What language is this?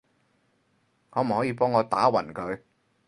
Cantonese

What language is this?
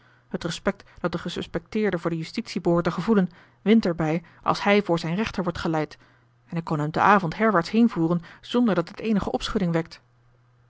Dutch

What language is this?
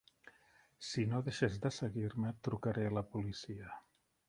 Catalan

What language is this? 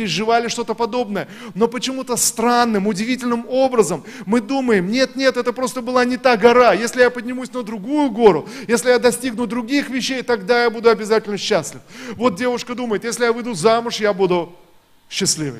Russian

